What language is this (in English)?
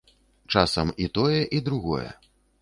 Belarusian